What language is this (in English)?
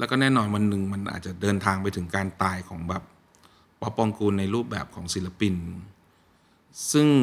Thai